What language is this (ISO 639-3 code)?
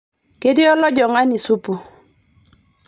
mas